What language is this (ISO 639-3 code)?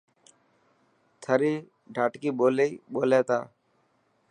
mki